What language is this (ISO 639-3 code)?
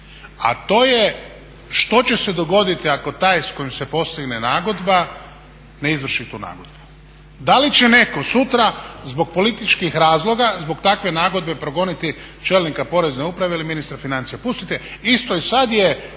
hrv